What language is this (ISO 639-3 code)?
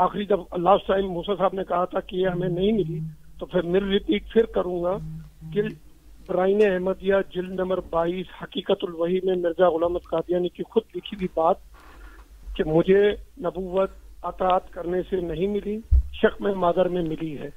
urd